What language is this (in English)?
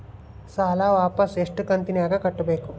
Kannada